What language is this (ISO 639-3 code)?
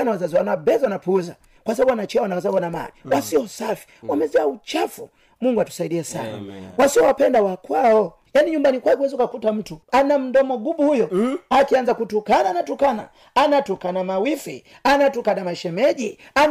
swa